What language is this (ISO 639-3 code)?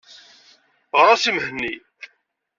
kab